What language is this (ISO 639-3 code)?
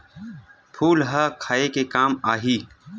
hne